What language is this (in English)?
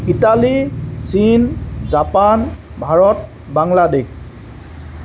Assamese